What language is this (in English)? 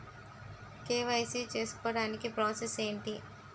Telugu